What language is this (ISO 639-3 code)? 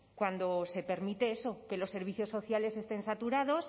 spa